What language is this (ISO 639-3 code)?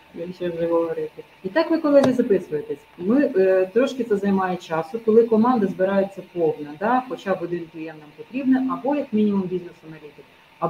ukr